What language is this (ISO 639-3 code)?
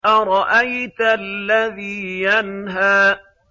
ara